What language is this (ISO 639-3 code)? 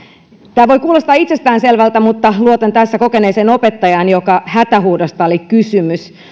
fin